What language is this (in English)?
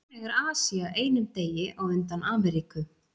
Icelandic